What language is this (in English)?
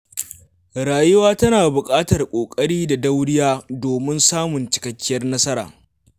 Hausa